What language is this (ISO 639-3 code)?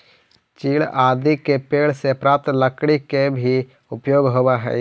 mag